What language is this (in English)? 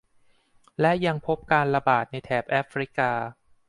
Thai